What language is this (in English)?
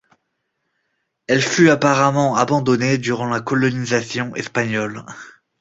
French